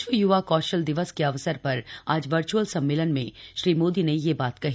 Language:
Hindi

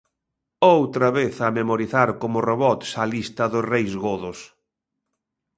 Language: Galician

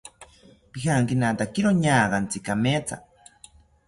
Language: South Ucayali Ashéninka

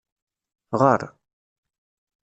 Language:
Kabyle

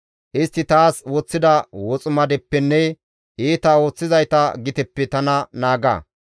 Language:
Gamo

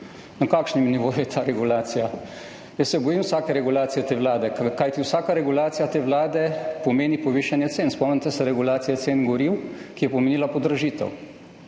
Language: Slovenian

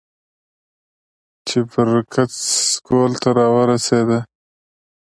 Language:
Pashto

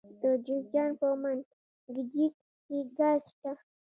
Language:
Pashto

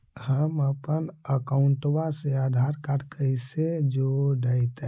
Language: Magahi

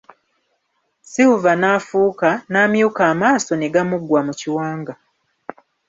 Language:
Ganda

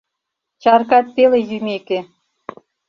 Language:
Mari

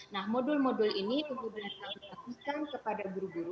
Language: Indonesian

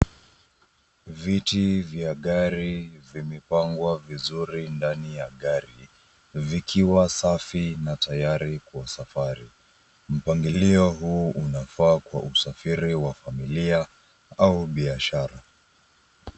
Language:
Swahili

